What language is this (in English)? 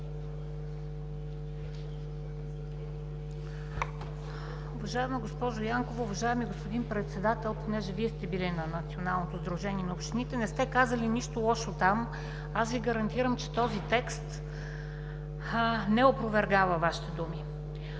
Bulgarian